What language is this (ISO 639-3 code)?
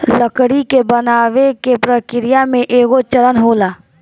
bho